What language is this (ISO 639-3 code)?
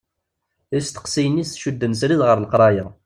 kab